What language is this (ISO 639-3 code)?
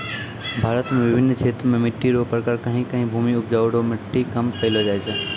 mai